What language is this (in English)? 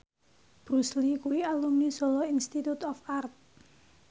Javanese